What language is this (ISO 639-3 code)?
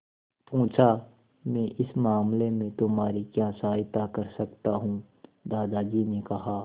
hin